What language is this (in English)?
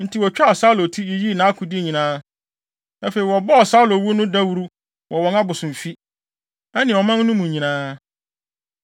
Akan